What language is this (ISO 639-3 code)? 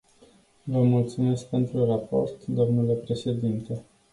ron